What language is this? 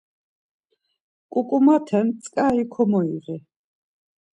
Laz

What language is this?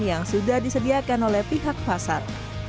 Indonesian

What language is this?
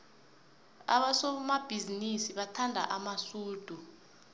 South Ndebele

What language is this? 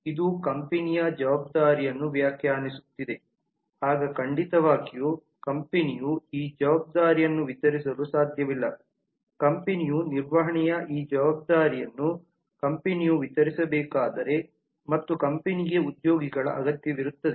Kannada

